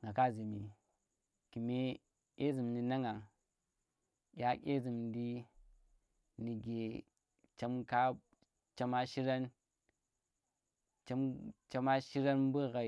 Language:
Tera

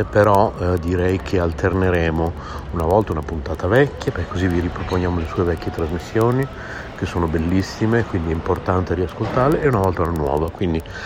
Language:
Italian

